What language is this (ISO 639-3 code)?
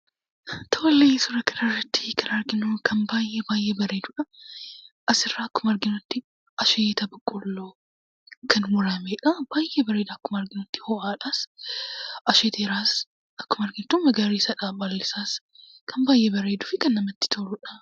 orm